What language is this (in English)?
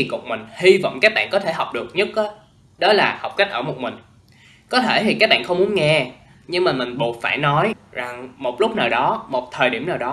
Vietnamese